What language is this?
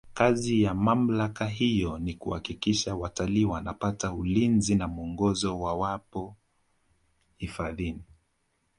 Swahili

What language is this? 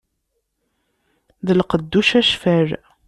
Kabyle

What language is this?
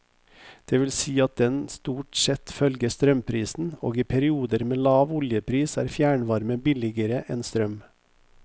Norwegian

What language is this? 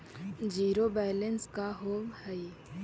Magahi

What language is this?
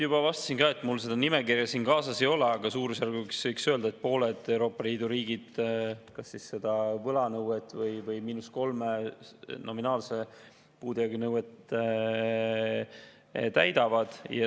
Estonian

